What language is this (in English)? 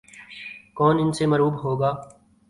Urdu